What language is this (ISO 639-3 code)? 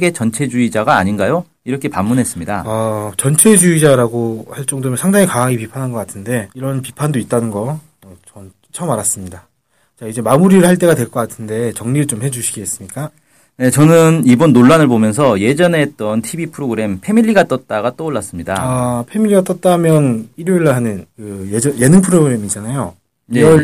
kor